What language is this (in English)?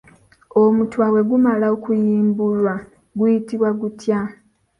Ganda